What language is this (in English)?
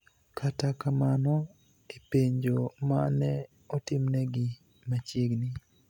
Luo (Kenya and Tanzania)